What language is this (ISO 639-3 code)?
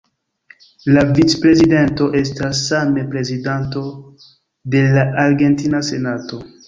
epo